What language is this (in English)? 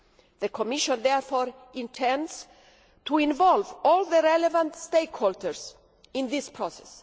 English